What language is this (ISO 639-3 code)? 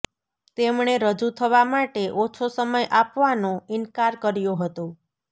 guj